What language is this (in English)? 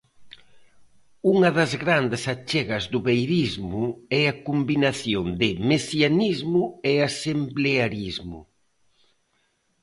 Galician